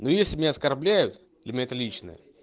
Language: Russian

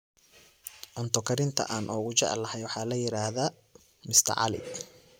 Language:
Somali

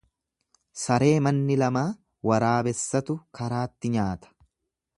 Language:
Oromo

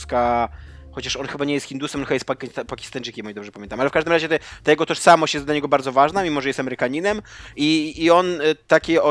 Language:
Polish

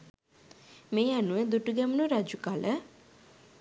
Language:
Sinhala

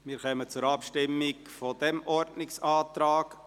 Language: Swiss German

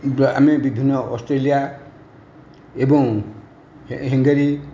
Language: Odia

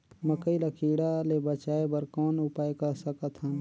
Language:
Chhattisgarhi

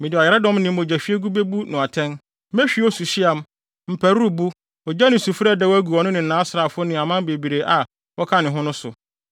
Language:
Akan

